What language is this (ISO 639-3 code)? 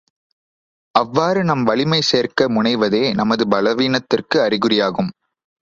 tam